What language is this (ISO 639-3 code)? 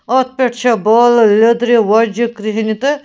kas